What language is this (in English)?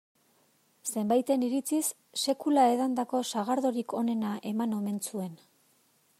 Basque